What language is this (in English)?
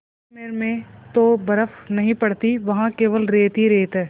Hindi